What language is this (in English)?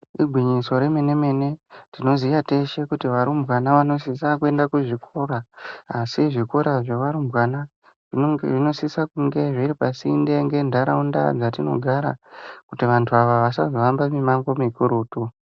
Ndau